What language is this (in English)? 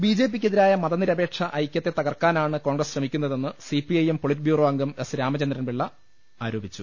Malayalam